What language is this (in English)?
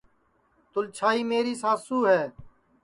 Sansi